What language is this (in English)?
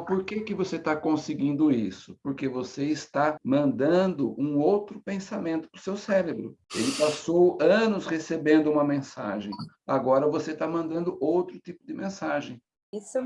Portuguese